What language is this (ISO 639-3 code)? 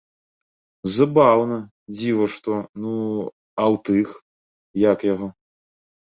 bel